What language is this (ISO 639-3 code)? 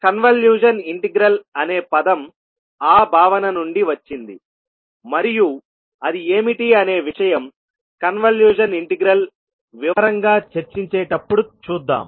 tel